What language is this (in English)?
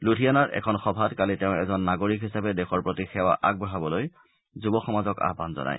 Assamese